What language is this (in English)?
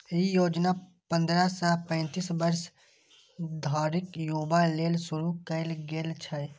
Maithili